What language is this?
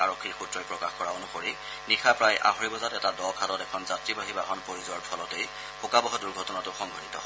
Assamese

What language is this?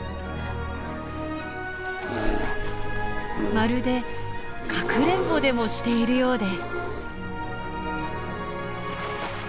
Japanese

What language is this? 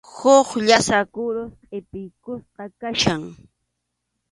Arequipa-La Unión Quechua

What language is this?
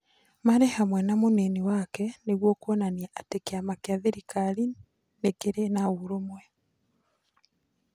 Kikuyu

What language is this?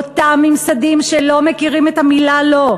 Hebrew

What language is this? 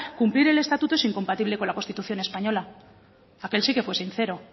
Spanish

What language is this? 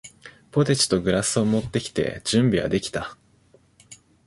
Japanese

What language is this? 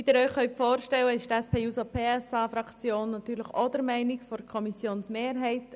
Swiss German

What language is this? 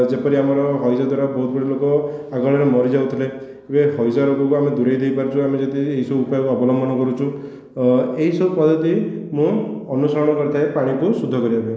Odia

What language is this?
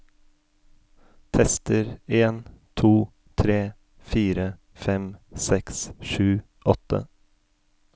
Norwegian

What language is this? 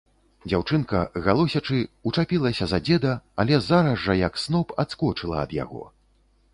Belarusian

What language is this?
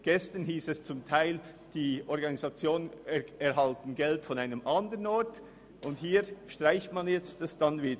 Swiss German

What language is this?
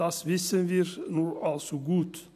Swiss German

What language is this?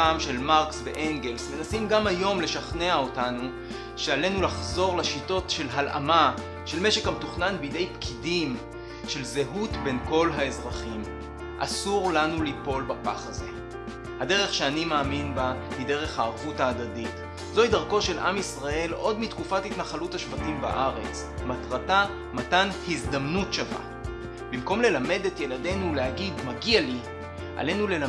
Hebrew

